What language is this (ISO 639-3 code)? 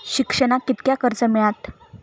mar